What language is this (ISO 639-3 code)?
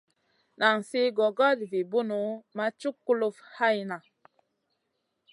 mcn